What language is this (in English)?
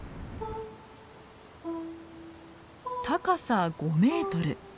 Japanese